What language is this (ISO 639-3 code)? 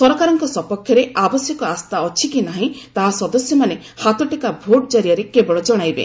ori